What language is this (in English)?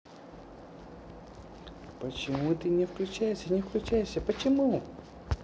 Russian